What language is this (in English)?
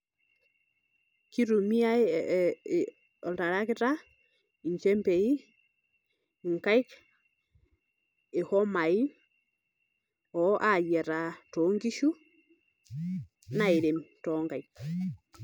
Masai